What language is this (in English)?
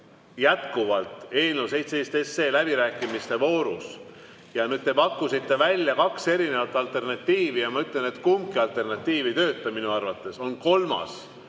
Estonian